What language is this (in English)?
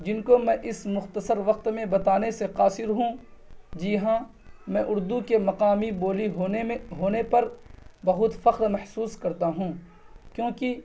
Urdu